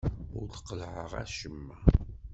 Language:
Kabyle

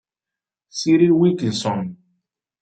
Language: Italian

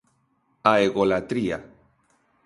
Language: Galician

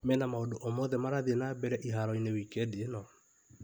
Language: Kikuyu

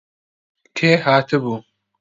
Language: Central Kurdish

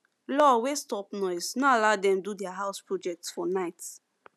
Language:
Nigerian Pidgin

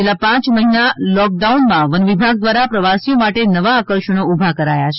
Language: Gujarati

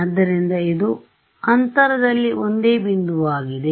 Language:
Kannada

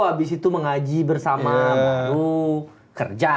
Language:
Indonesian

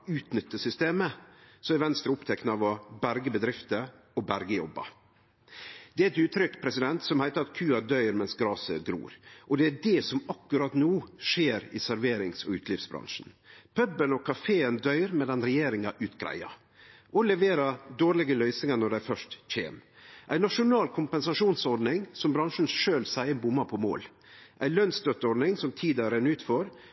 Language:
Norwegian Nynorsk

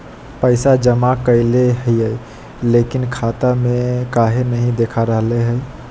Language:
Magahi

